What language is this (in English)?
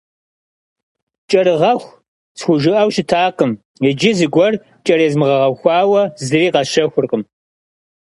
Kabardian